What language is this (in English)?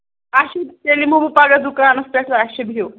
Kashmiri